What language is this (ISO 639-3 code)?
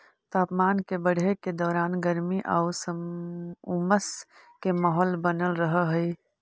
mag